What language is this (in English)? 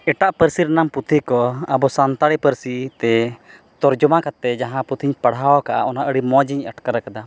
Santali